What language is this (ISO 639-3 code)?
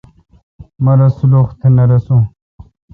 xka